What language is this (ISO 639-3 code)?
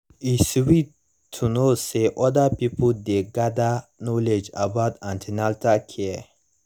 pcm